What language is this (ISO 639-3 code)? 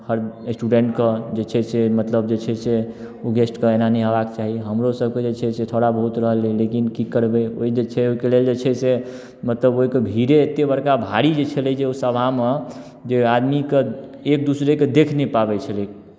mai